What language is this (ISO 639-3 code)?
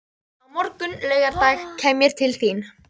isl